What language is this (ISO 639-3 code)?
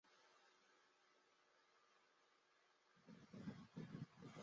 zho